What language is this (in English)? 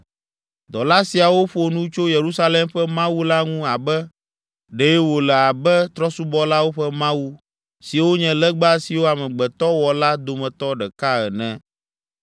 Ewe